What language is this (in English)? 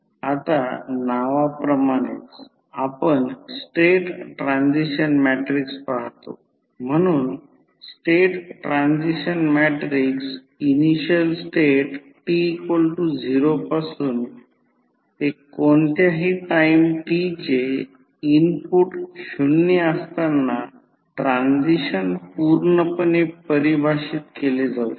Marathi